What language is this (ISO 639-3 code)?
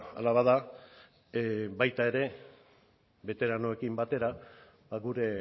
eus